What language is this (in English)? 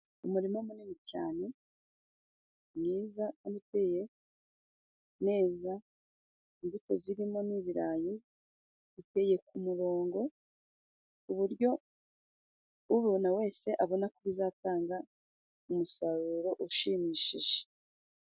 Kinyarwanda